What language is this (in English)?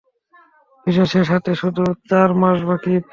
Bangla